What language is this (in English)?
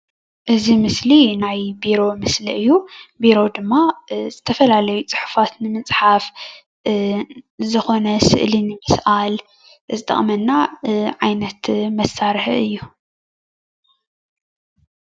Tigrinya